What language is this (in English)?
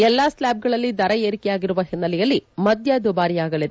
Kannada